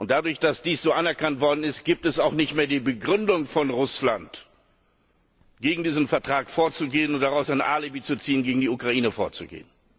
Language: German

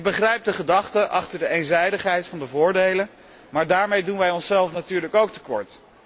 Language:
Dutch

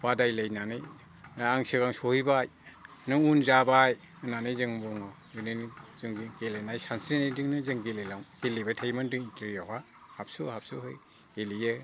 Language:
Bodo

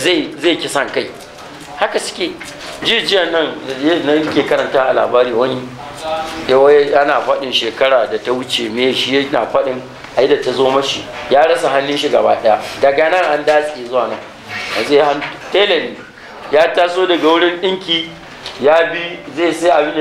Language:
Arabic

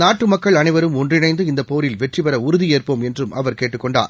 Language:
Tamil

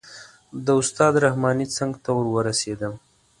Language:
Pashto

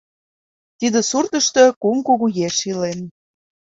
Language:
Mari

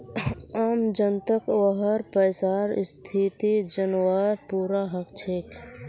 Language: Magahi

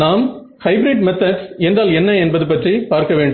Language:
Tamil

